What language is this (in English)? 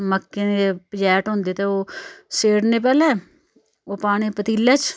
Dogri